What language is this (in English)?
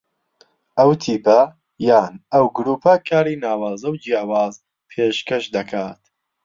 Central Kurdish